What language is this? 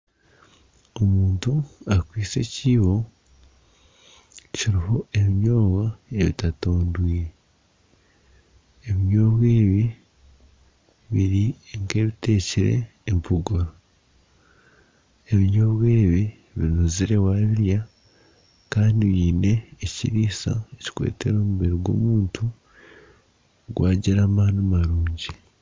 Nyankole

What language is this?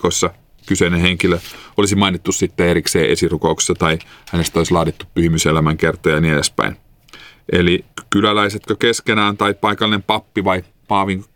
Finnish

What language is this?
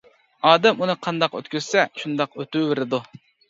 Uyghur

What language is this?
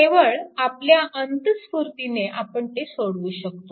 Marathi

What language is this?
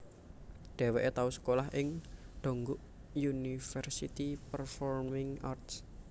Javanese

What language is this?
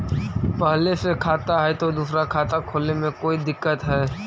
Magahi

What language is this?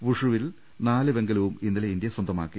Malayalam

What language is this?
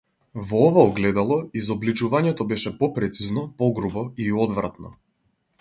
Macedonian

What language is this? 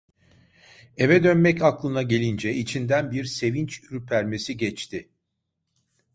Turkish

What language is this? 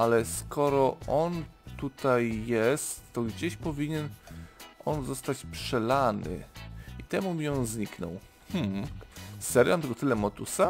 Polish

